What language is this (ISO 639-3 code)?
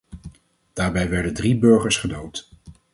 nld